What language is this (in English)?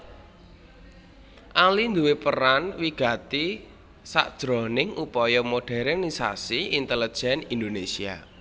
Javanese